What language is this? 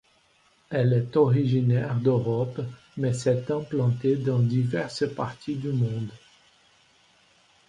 French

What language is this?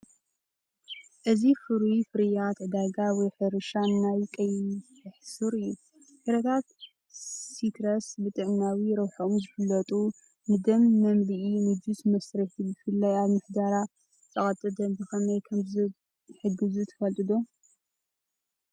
Tigrinya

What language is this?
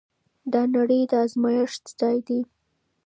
Pashto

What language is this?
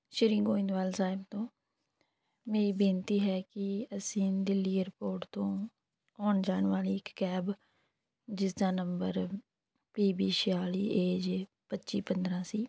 Punjabi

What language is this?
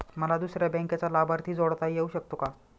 Marathi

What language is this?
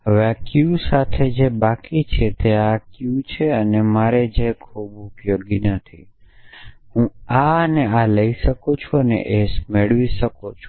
Gujarati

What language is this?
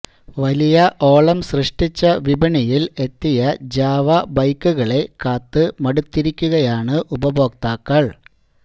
Malayalam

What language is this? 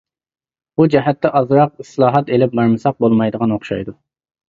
Uyghur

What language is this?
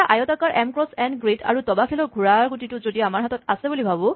Assamese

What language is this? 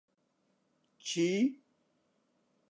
Central Kurdish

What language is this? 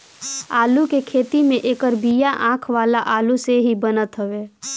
Bhojpuri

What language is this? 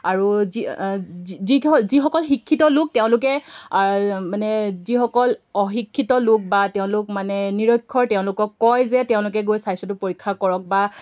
Assamese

